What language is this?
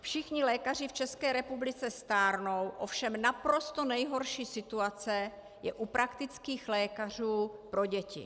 Czech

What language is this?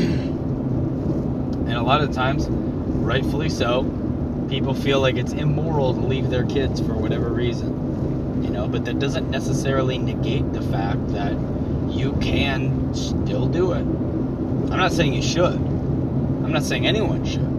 English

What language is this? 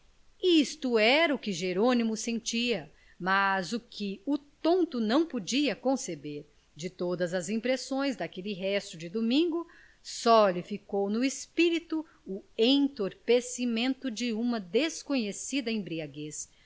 Portuguese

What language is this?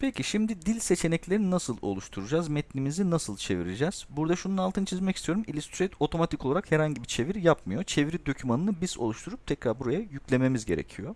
Turkish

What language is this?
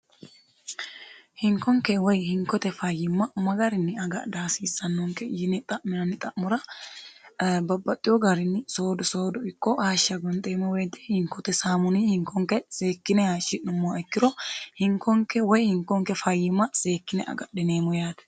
Sidamo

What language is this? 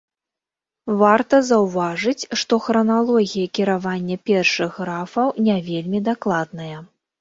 Belarusian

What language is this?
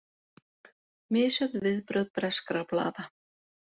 Icelandic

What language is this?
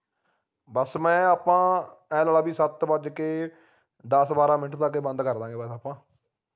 Punjabi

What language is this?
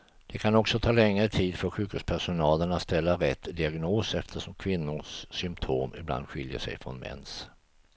Swedish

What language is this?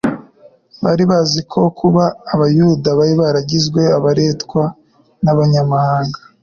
Kinyarwanda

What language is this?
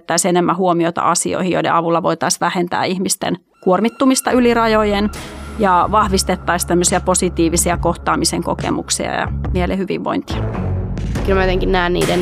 Finnish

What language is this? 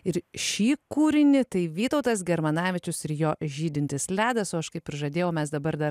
Lithuanian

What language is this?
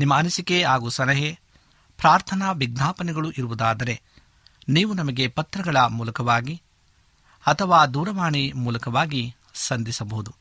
Kannada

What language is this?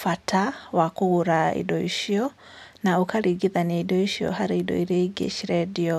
Kikuyu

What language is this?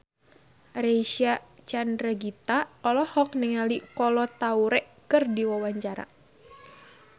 Sundanese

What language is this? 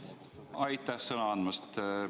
Estonian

